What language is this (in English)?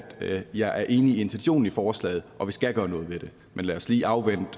Danish